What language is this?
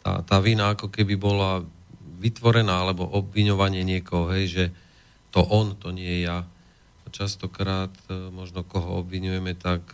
Slovak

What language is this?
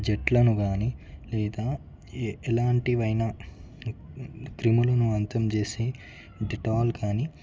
Telugu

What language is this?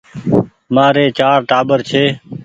Goaria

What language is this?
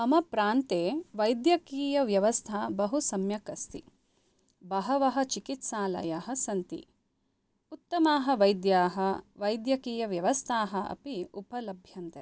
Sanskrit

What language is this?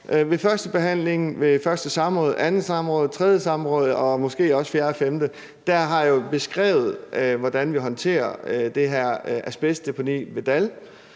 Danish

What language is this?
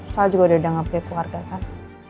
Indonesian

